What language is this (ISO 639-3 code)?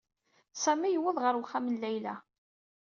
kab